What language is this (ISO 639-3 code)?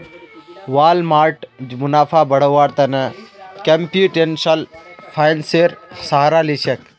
mag